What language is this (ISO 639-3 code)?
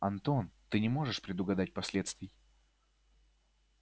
rus